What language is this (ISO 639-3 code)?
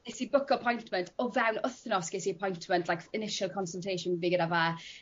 cym